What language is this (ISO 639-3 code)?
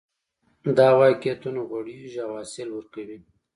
pus